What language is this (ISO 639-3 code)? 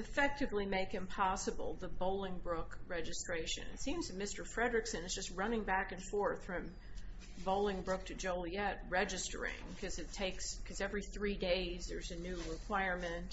eng